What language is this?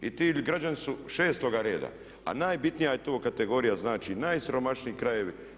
Croatian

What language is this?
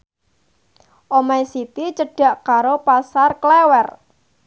Javanese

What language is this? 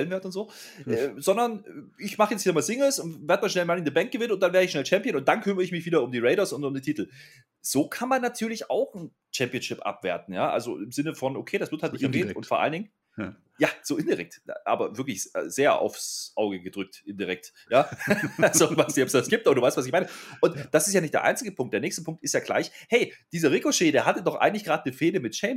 German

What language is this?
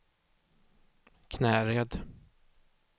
Swedish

